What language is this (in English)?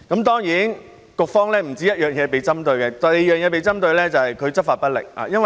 Cantonese